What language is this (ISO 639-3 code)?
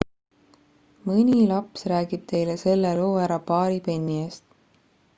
est